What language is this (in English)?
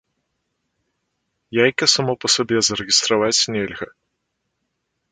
Belarusian